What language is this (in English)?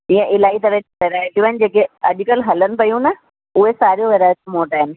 Sindhi